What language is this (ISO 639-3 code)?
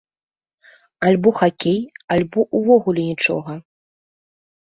bel